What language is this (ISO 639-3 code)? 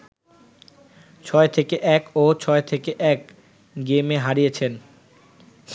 ben